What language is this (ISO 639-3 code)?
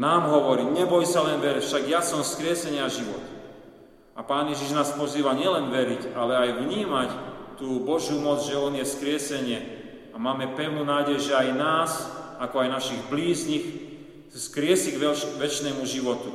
slk